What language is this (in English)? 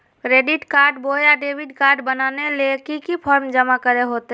Magahi